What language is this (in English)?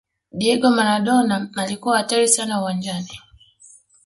Swahili